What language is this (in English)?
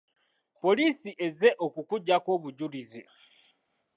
Ganda